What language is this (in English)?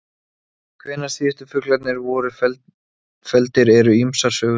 Icelandic